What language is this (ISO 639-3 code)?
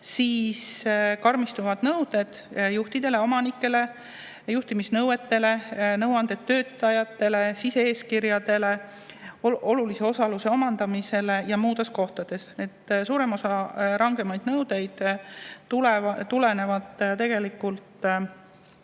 est